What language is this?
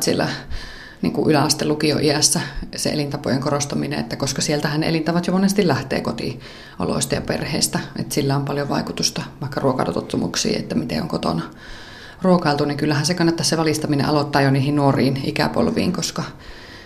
Finnish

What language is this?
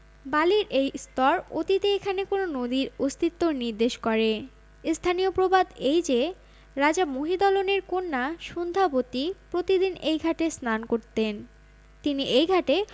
Bangla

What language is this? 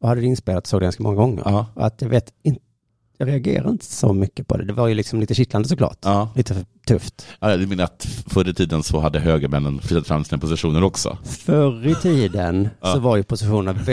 Swedish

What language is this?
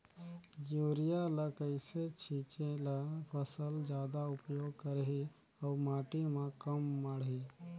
Chhattisgarhi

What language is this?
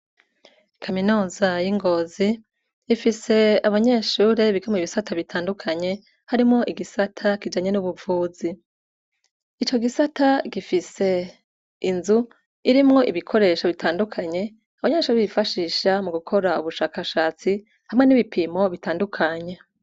Rundi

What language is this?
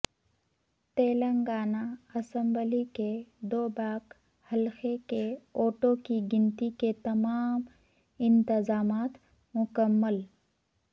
Urdu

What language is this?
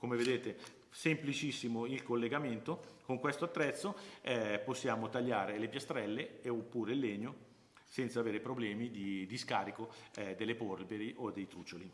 Italian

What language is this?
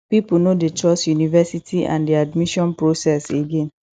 Nigerian Pidgin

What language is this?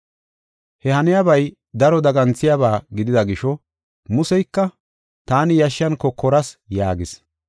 Gofa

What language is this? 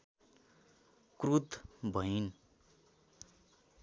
Nepali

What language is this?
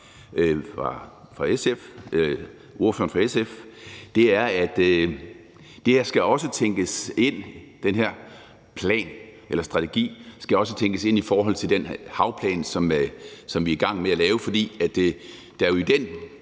Danish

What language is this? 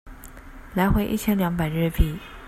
Chinese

